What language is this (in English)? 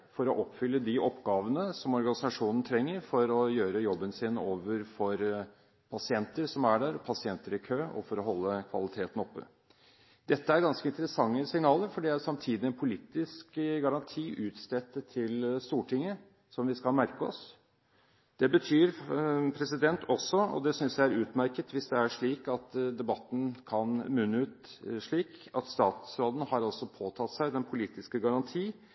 Norwegian Bokmål